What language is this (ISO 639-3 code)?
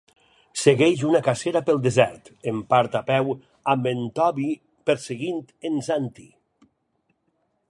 cat